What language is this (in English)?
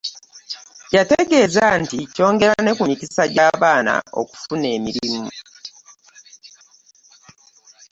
Ganda